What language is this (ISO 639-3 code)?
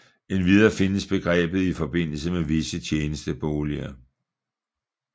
dan